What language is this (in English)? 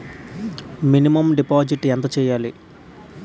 Telugu